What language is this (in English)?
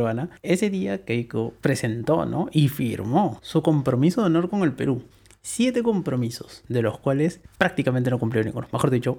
Spanish